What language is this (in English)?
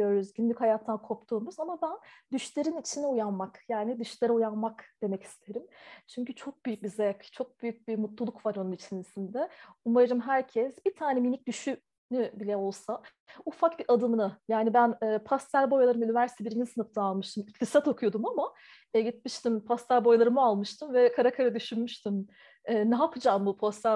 Turkish